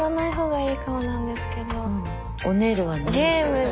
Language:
Japanese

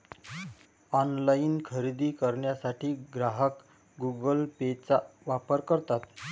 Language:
Marathi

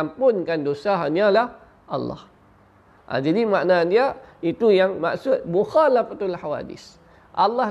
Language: Malay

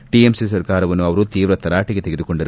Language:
Kannada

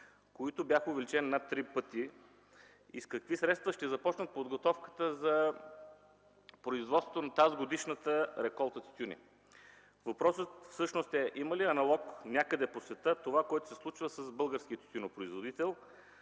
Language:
Bulgarian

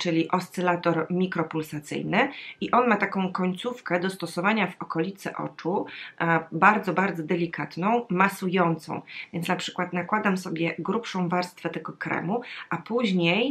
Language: Polish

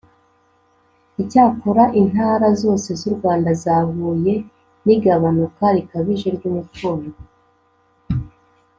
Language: Kinyarwanda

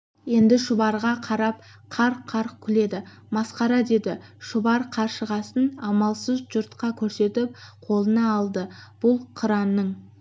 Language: Kazakh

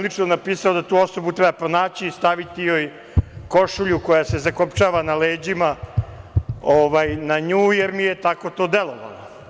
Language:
Serbian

